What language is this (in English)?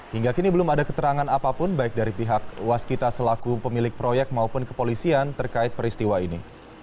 Indonesian